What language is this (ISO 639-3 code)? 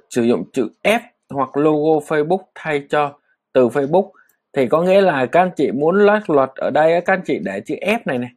vie